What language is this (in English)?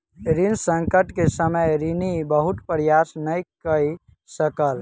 Maithili